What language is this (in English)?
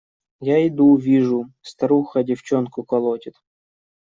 Russian